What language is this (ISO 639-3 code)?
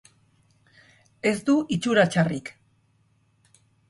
eus